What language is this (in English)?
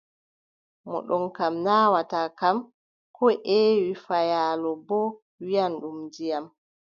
Adamawa Fulfulde